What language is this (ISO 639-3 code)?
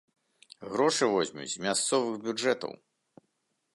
bel